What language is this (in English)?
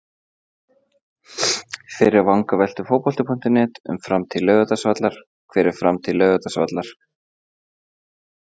Icelandic